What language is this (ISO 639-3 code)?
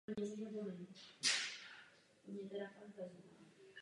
ces